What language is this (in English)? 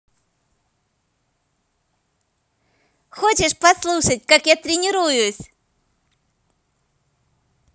Russian